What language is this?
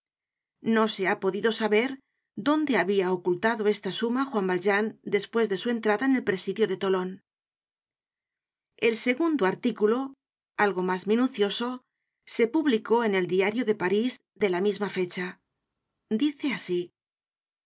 Spanish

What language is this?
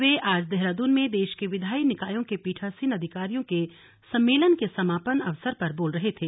Hindi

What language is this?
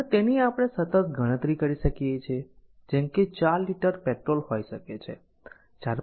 Gujarati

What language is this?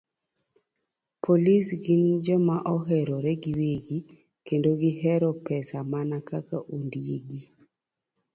Luo (Kenya and Tanzania)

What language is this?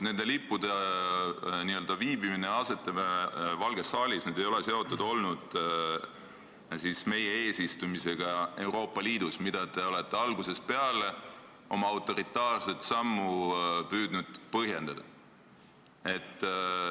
Estonian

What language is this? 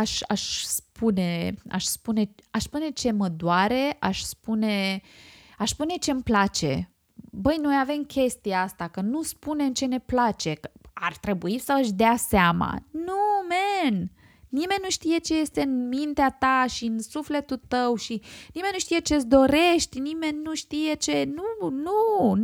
Romanian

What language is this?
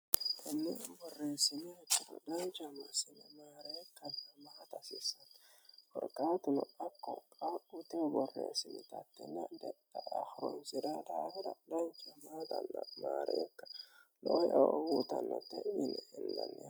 Sidamo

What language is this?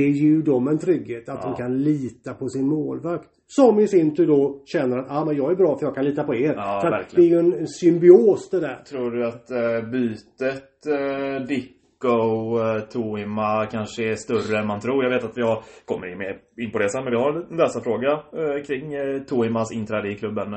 Swedish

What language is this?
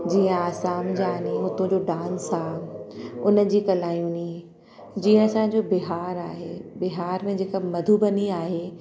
Sindhi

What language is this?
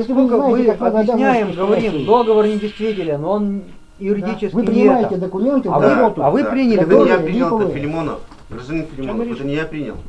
Russian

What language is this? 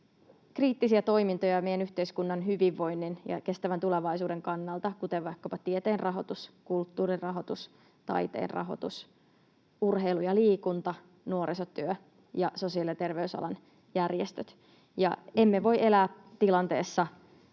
Finnish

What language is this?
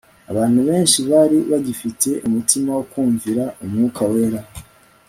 Kinyarwanda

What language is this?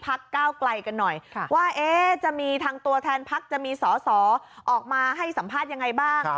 Thai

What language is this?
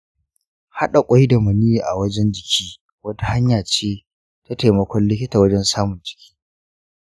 Hausa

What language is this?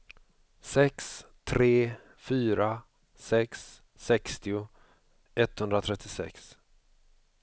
Swedish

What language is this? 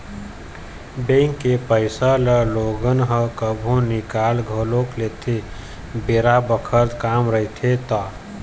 Chhattisgarhi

